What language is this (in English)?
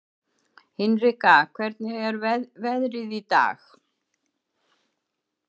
Icelandic